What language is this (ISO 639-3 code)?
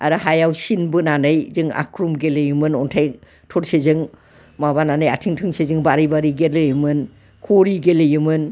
brx